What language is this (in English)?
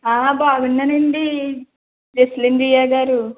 Telugu